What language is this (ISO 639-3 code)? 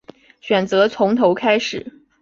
zho